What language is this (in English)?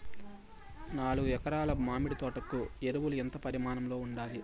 Telugu